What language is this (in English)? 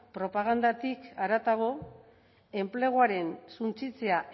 Basque